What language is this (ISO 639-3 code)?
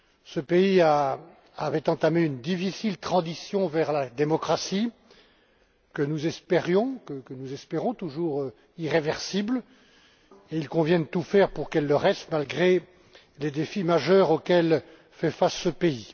fra